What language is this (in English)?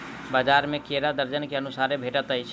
Maithili